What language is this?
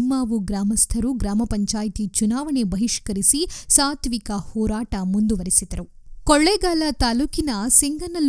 Kannada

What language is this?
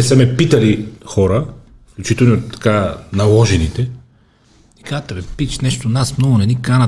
Bulgarian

